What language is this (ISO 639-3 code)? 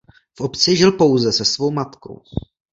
ces